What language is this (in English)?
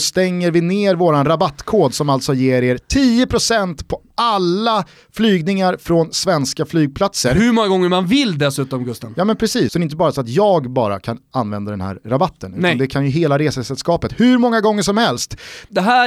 Swedish